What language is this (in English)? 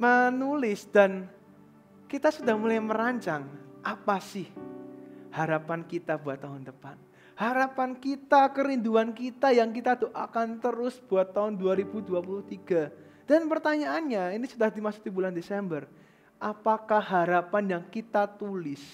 Indonesian